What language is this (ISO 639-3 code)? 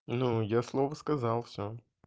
rus